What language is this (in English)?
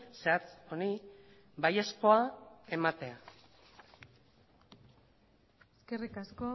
Basque